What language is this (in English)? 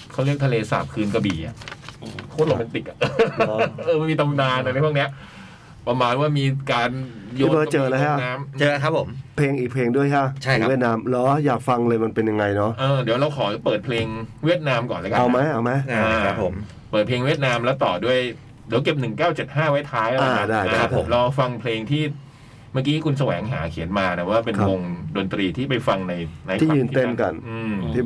Thai